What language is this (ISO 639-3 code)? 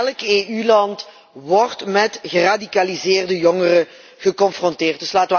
nld